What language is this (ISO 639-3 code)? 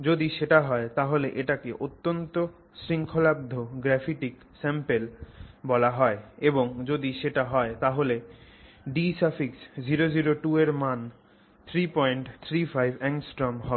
ben